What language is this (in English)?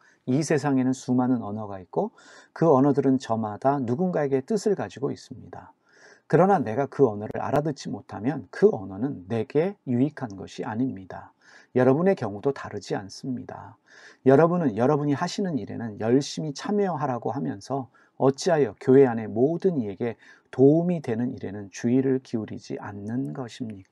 Korean